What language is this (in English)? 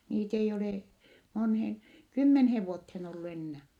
Finnish